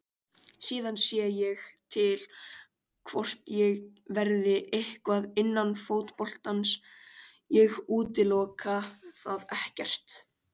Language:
Icelandic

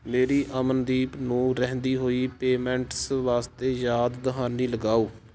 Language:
Punjabi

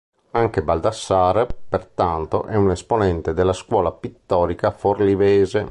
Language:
Italian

